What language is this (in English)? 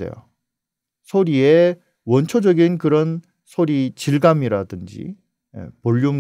Korean